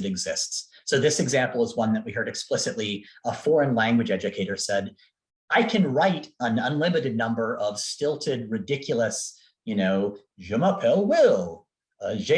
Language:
English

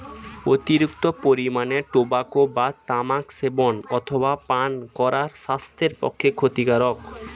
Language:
Bangla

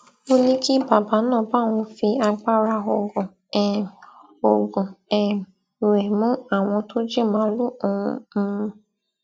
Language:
Yoruba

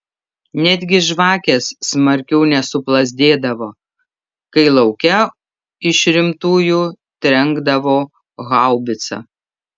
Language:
Lithuanian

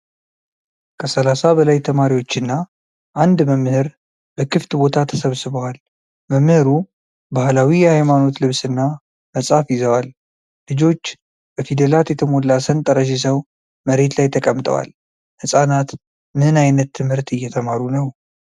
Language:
Amharic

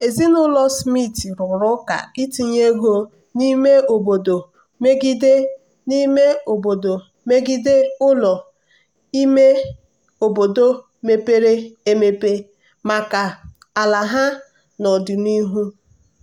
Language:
Igbo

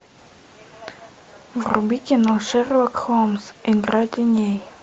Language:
Russian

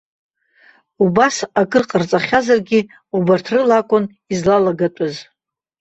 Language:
Abkhazian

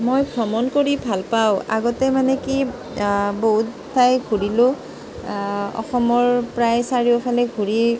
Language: Assamese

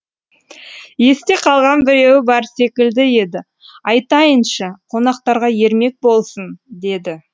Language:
Kazakh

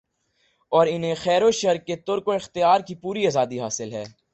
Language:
Urdu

